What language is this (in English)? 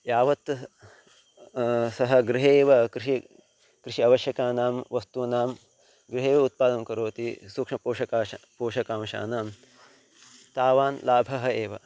Sanskrit